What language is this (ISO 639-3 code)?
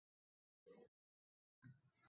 uzb